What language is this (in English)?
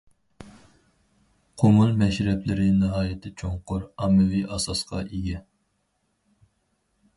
Uyghur